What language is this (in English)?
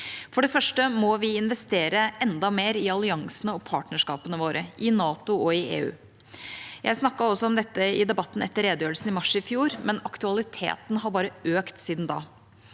Norwegian